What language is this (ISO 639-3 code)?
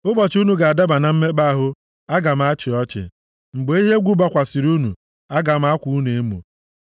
ibo